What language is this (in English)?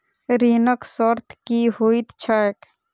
Maithili